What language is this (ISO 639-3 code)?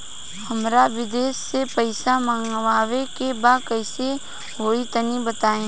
bho